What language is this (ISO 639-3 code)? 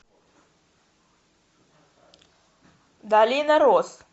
rus